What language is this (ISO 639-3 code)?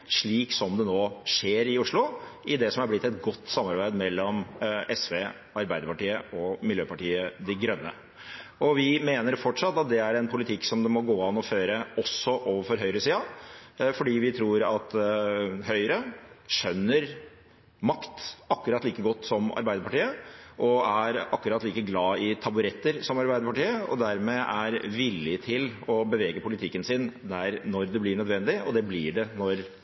nob